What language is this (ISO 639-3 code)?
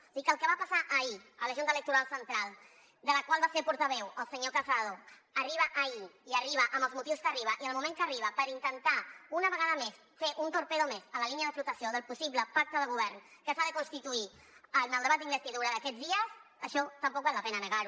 cat